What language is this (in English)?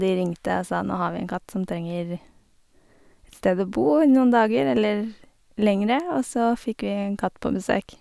Norwegian